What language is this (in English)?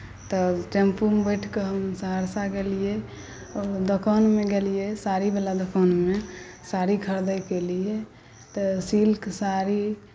Maithili